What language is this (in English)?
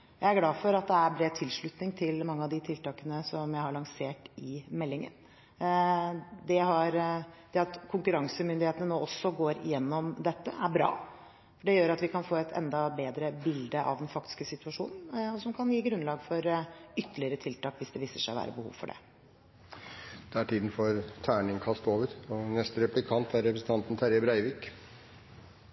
Norwegian